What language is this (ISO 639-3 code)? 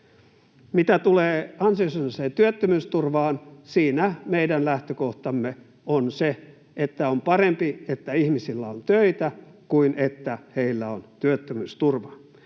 fin